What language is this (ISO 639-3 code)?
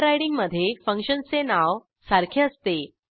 mar